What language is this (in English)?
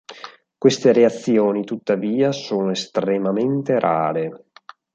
Italian